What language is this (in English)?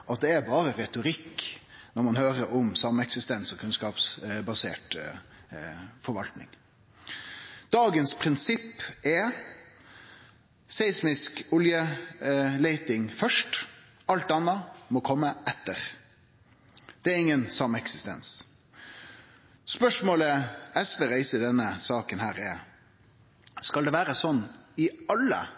Norwegian Nynorsk